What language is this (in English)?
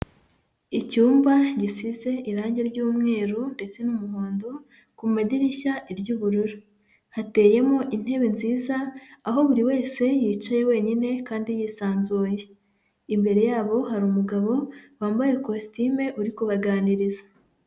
Kinyarwanda